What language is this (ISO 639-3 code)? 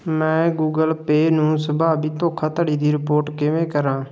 pan